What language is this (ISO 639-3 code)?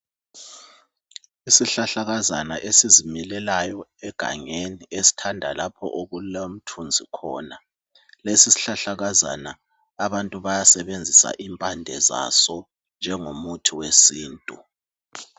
nde